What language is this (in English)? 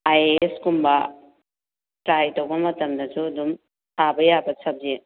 Manipuri